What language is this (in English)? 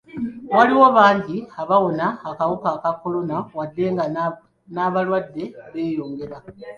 Ganda